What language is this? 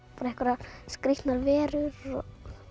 Icelandic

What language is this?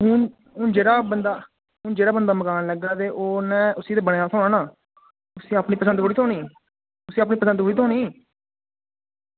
Dogri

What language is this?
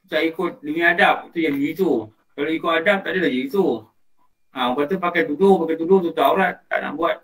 Malay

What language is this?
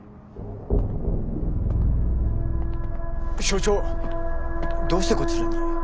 Japanese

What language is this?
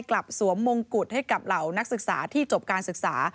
Thai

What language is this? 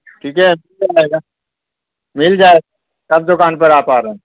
Urdu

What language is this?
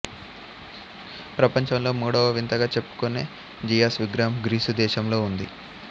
Telugu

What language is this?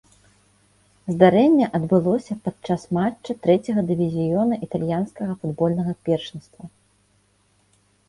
Belarusian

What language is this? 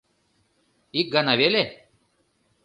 Mari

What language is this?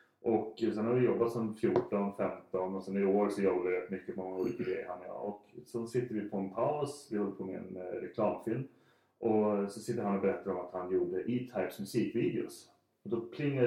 Swedish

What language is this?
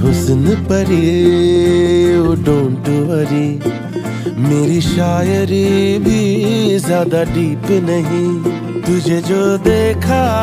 Hindi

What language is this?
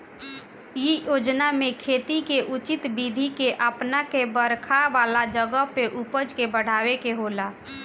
Bhojpuri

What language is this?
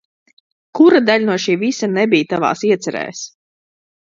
Latvian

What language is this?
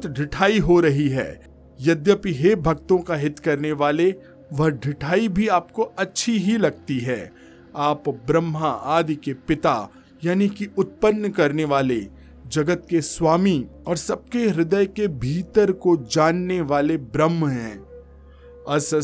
Hindi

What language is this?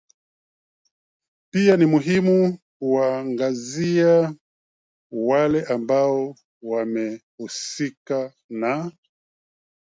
Swahili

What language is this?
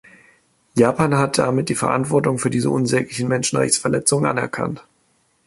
German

